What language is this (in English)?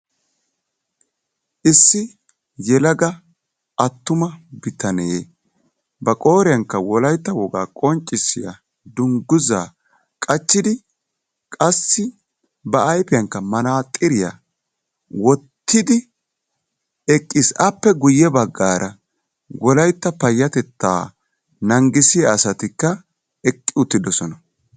Wolaytta